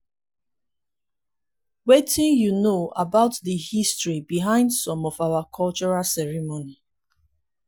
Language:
Nigerian Pidgin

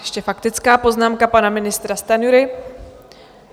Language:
Czech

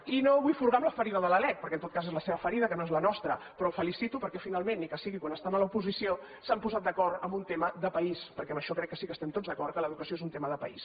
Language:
Catalan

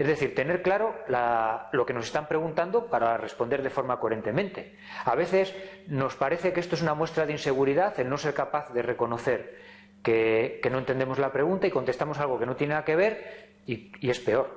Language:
Spanish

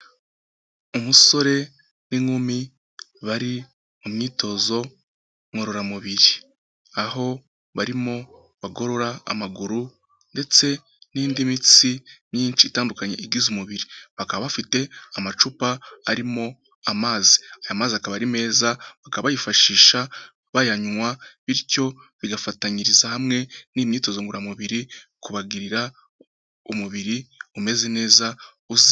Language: Kinyarwanda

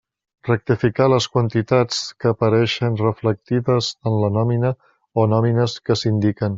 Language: Catalan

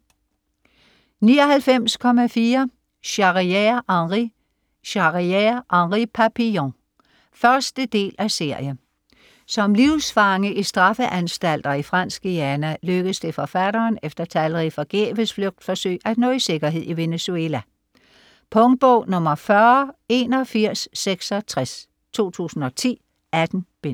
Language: Danish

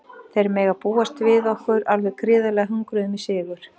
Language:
Icelandic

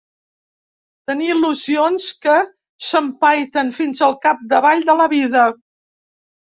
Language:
Catalan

